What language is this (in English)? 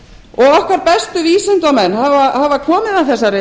Icelandic